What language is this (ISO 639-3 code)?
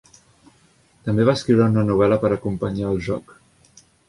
cat